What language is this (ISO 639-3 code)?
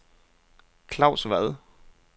dan